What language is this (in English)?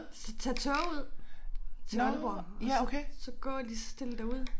Danish